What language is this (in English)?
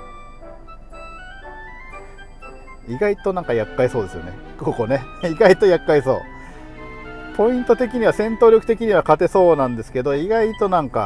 Japanese